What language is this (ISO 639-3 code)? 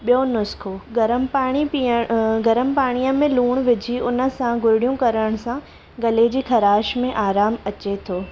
snd